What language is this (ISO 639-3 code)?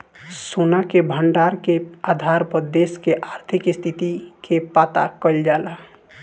bho